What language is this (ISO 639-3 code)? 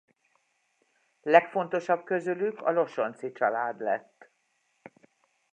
hun